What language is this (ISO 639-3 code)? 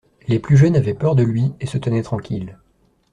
fra